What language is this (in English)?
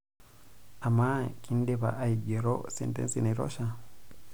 Masai